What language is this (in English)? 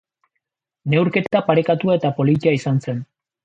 Basque